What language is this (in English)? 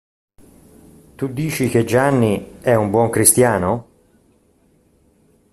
Italian